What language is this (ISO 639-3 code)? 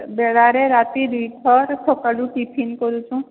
ori